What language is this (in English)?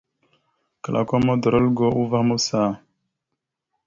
Mada (Cameroon)